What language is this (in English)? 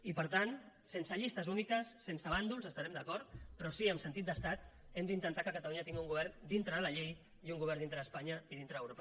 Catalan